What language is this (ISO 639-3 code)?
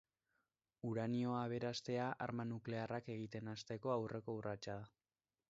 eus